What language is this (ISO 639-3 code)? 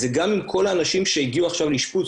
heb